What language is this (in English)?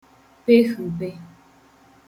Igbo